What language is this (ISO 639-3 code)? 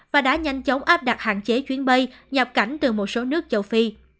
vie